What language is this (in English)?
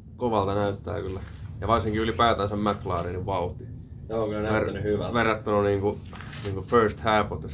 Finnish